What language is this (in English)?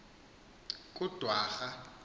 Xhosa